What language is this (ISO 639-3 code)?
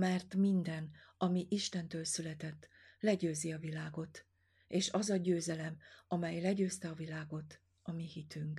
hun